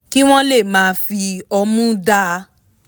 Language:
Yoruba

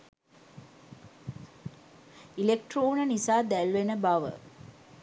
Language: Sinhala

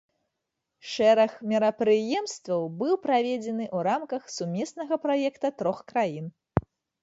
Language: Belarusian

